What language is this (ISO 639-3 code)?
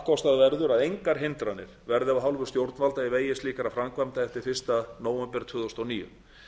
isl